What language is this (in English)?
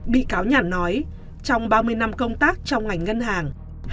Vietnamese